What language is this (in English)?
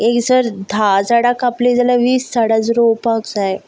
Konkani